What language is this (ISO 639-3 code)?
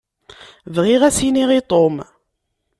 kab